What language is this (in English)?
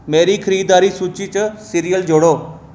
Dogri